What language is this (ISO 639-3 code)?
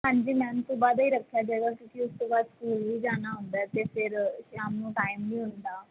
pan